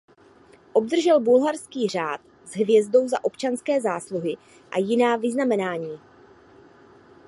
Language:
Czech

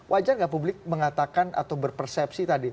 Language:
Indonesian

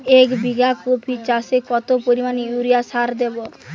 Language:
Bangla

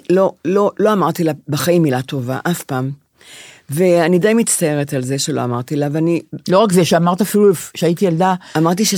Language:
Hebrew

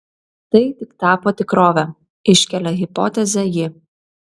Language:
Lithuanian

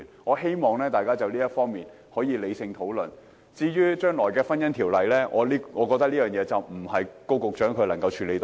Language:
Cantonese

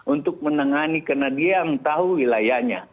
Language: Indonesian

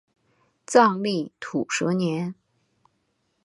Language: Chinese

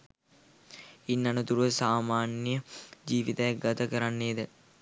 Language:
Sinhala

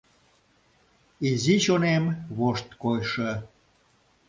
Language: Mari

